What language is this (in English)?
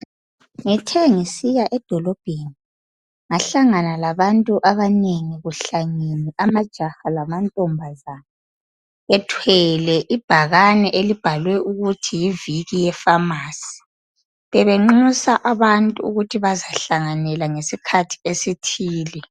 North Ndebele